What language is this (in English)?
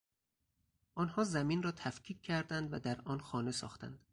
Persian